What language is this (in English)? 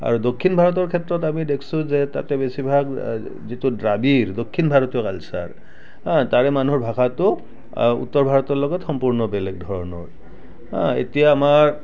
Assamese